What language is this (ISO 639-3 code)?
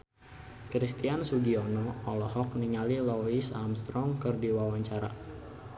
sun